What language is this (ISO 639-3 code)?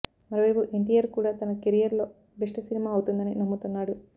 tel